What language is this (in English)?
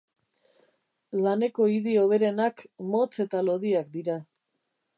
Basque